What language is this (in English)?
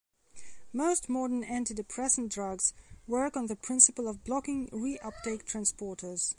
English